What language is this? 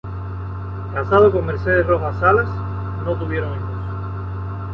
Spanish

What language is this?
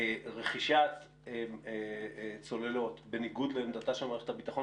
Hebrew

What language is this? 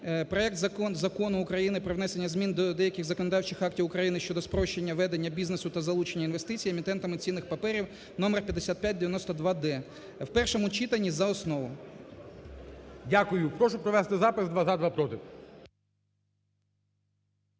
Ukrainian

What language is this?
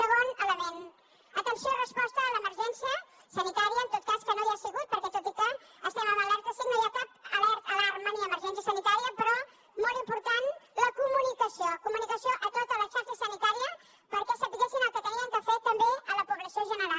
Catalan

